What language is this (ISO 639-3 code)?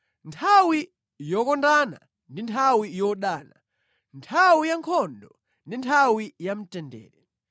nya